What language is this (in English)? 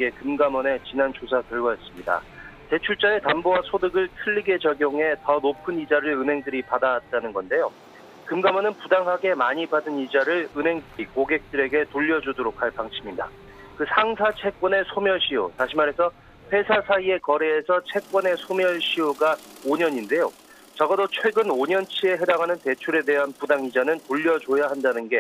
Korean